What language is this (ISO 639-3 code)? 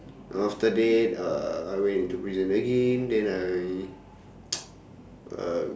eng